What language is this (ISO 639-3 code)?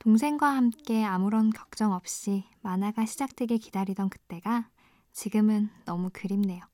kor